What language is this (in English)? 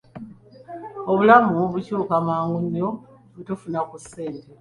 Ganda